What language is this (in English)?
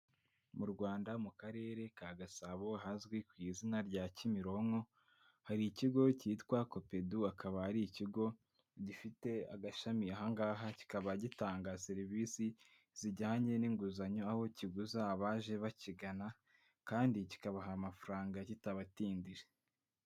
Kinyarwanda